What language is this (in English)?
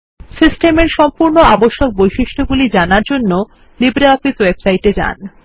Bangla